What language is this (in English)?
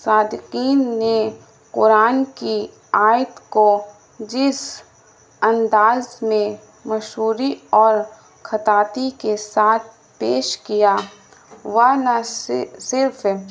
Urdu